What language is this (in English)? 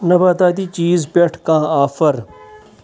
Kashmiri